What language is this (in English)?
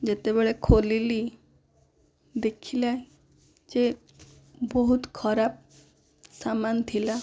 Odia